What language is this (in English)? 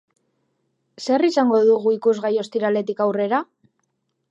Basque